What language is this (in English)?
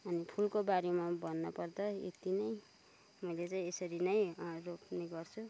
Nepali